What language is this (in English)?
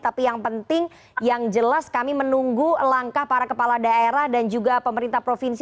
Indonesian